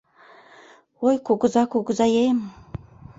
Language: Mari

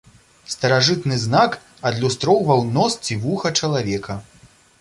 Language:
Belarusian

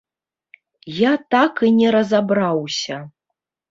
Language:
Belarusian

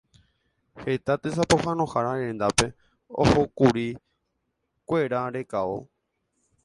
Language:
Guarani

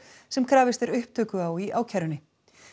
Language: Icelandic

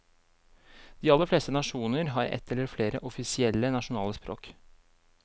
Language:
Norwegian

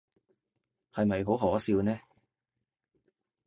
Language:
Cantonese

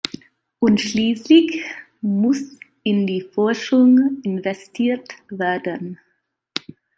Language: German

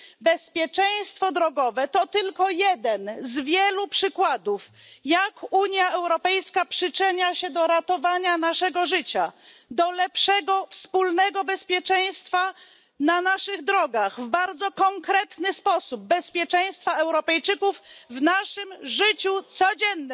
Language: Polish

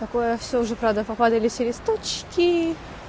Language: Russian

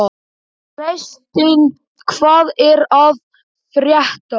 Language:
Icelandic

